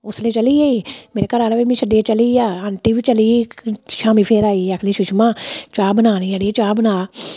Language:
Dogri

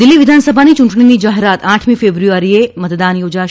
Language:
Gujarati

